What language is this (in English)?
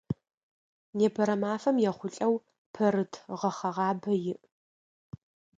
Adyghe